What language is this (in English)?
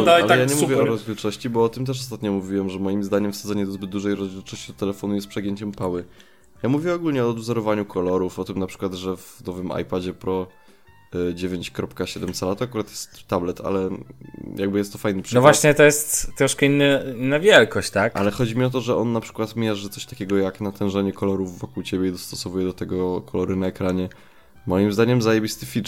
Polish